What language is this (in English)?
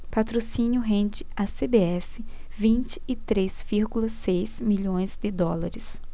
Portuguese